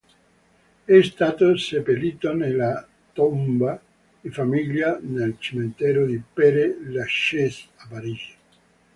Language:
Italian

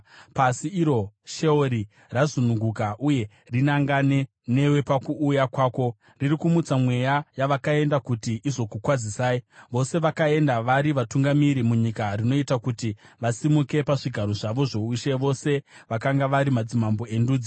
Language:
Shona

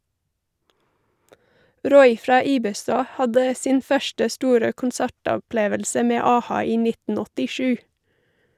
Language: Norwegian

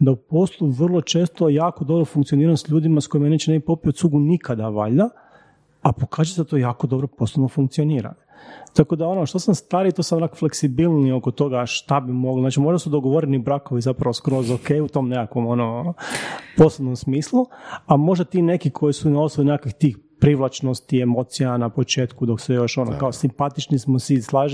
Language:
Croatian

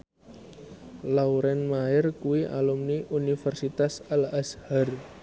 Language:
Javanese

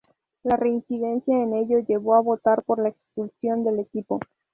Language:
Spanish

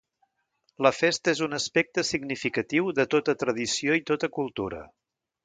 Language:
Catalan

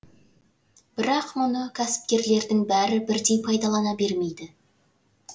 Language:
Kazakh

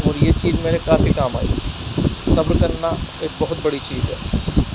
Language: Urdu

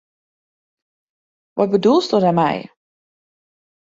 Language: Western Frisian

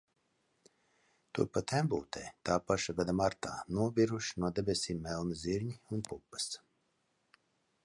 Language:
Latvian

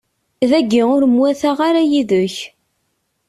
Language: Kabyle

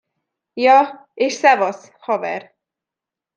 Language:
Hungarian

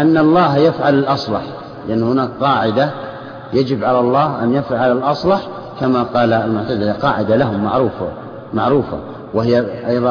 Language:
Arabic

